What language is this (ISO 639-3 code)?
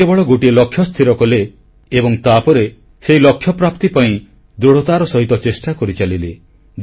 ori